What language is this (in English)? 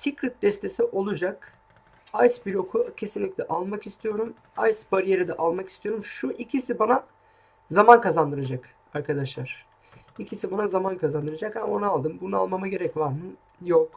Turkish